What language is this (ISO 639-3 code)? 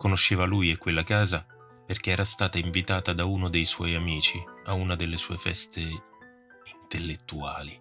ita